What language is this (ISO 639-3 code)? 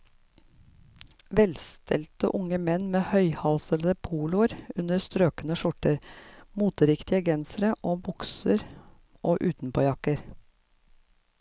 nor